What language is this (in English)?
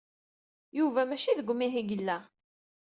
Kabyle